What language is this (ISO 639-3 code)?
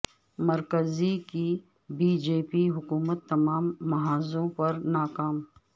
urd